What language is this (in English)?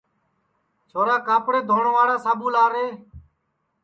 Sansi